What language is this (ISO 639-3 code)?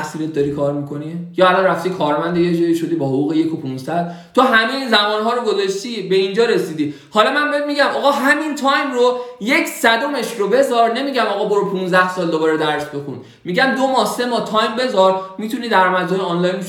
fas